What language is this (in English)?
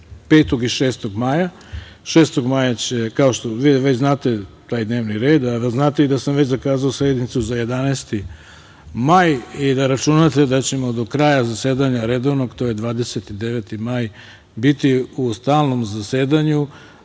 Serbian